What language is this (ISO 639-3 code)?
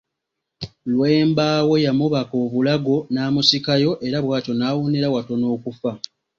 lug